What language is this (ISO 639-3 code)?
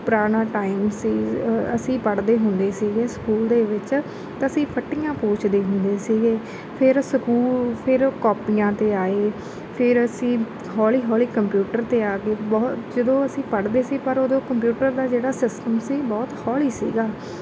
pan